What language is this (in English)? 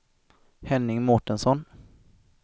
Swedish